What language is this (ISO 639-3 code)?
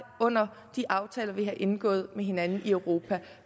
dan